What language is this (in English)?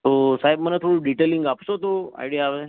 Gujarati